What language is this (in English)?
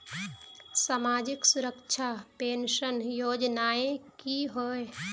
Magahi